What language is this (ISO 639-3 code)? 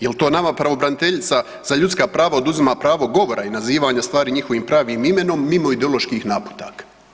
hrv